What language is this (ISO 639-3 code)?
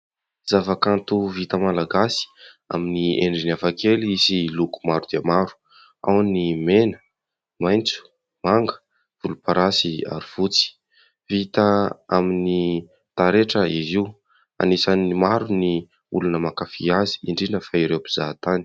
mlg